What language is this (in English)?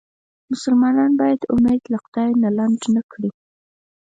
Pashto